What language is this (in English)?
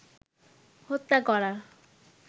Bangla